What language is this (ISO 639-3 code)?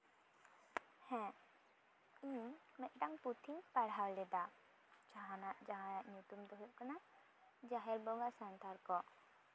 sat